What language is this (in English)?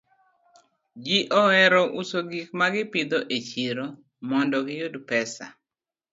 Luo (Kenya and Tanzania)